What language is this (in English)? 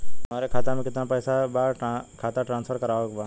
Bhojpuri